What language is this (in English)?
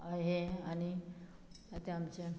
Konkani